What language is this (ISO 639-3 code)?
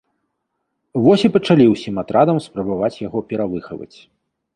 bel